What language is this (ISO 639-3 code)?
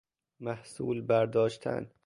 fas